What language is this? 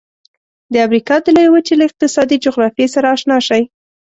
Pashto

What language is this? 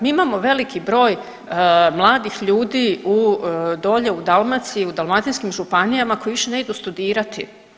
Croatian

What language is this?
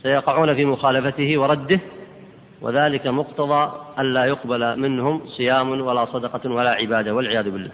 Arabic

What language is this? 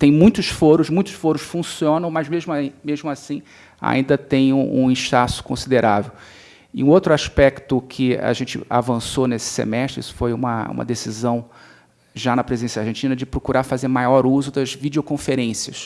Portuguese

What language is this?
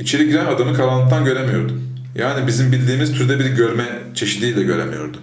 Turkish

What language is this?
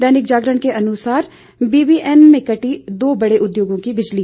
Hindi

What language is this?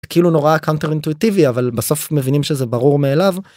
Hebrew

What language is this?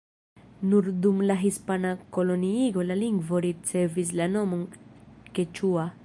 Esperanto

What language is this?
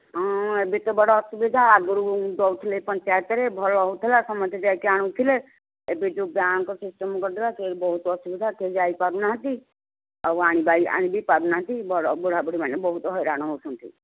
Odia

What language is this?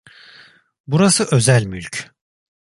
Turkish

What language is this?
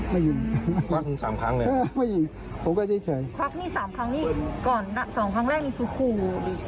Thai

